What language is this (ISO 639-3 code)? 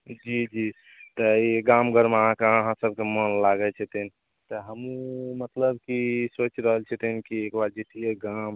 mai